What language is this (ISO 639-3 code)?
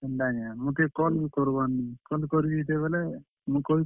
ori